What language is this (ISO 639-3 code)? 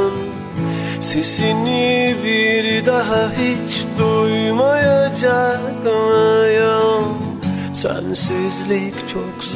tur